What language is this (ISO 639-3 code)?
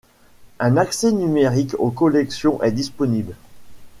fra